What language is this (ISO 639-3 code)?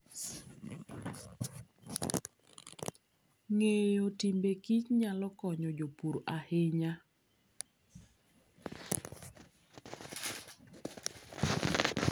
luo